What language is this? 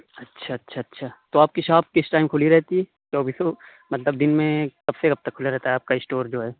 Urdu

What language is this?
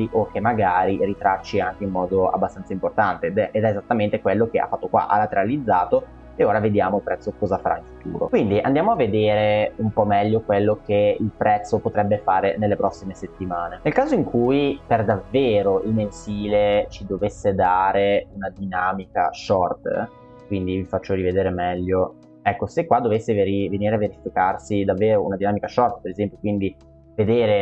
Italian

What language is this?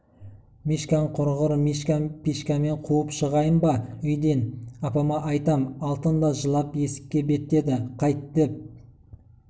Kazakh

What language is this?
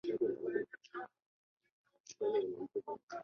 Chinese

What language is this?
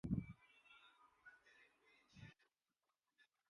Urdu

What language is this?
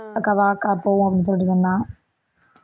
Tamil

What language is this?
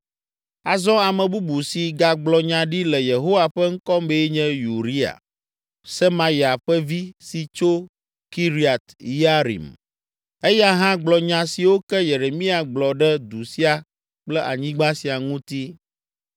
Ewe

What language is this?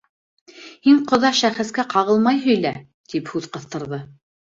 Bashkir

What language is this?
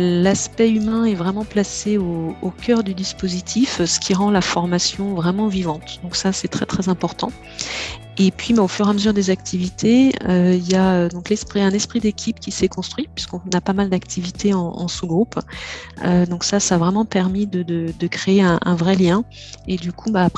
French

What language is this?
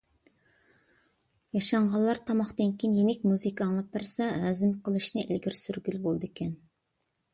Uyghur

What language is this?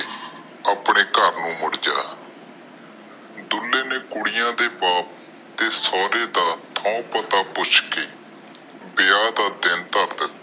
Punjabi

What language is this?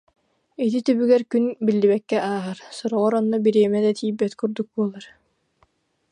Yakut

